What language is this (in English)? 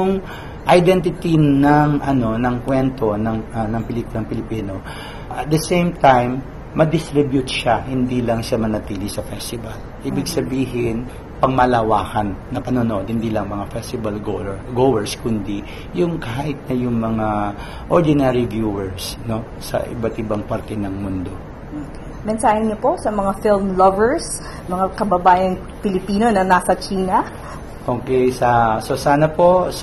Filipino